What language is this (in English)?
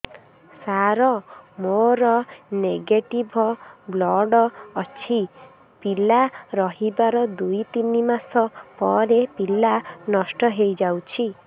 Odia